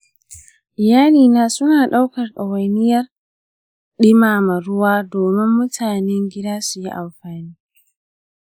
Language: Hausa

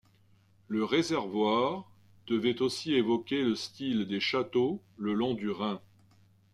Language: French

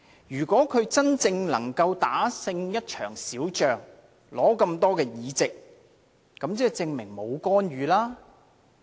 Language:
Cantonese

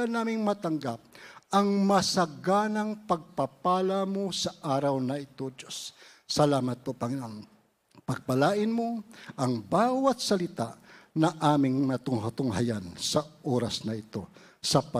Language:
Filipino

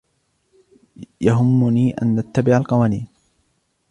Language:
Arabic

